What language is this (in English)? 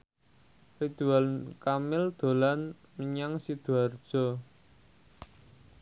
Javanese